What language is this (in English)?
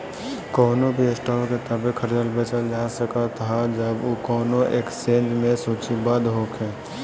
Bhojpuri